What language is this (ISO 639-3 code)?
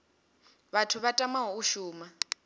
ven